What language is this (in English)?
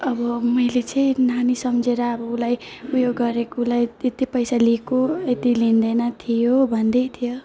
Nepali